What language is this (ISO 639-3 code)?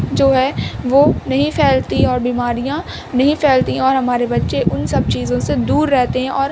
urd